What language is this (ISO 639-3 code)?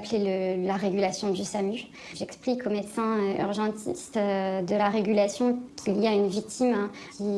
fra